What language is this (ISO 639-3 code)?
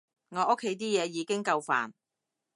yue